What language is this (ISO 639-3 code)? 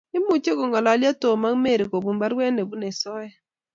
kln